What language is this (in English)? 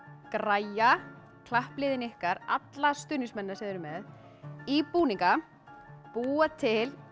Icelandic